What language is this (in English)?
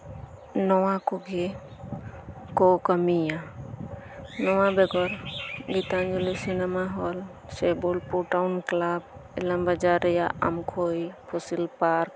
Santali